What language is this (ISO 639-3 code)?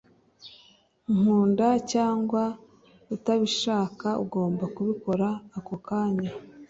kin